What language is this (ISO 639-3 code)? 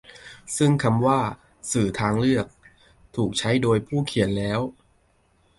tha